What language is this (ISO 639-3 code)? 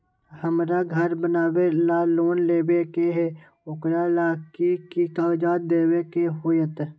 mag